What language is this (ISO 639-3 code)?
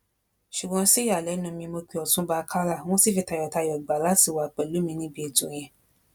yor